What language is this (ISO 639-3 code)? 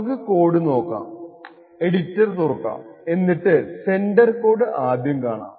mal